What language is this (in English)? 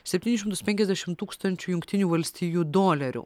Lithuanian